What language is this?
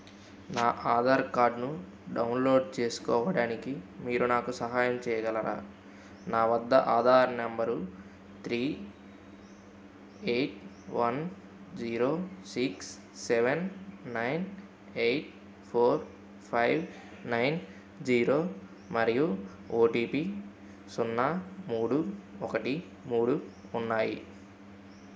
Telugu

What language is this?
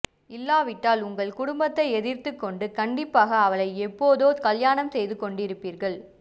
Tamil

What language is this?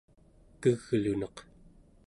Central Yupik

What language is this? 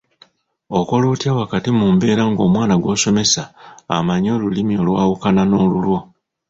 Ganda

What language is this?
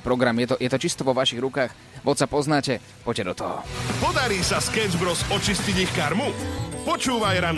Slovak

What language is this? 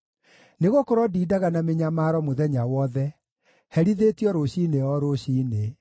Kikuyu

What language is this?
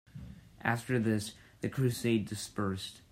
English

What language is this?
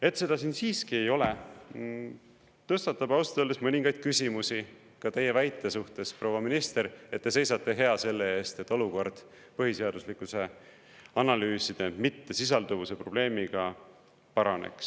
Estonian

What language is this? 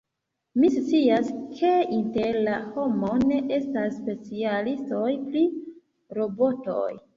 Esperanto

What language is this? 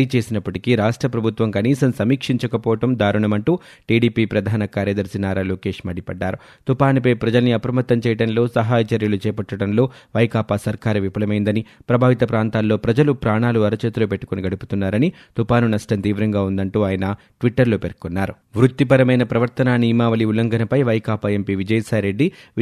Telugu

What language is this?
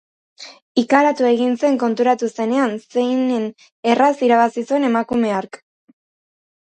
Basque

